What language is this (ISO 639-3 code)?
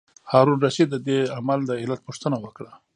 pus